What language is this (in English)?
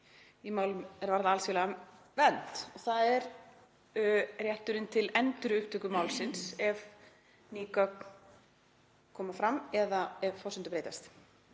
Icelandic